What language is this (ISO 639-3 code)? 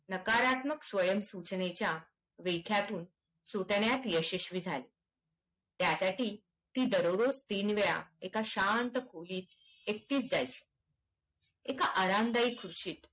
mar